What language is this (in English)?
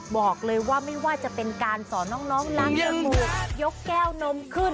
Thai